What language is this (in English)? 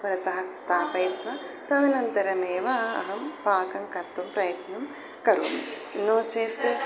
Sanskrit